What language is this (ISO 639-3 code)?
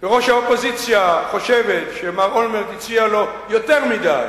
heb